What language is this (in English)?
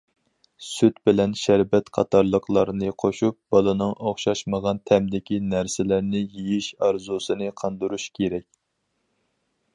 Uyghur